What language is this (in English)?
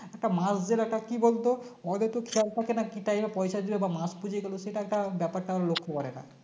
Bangla